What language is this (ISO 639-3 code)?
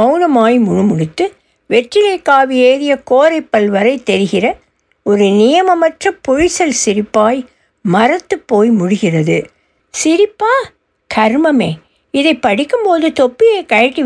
tam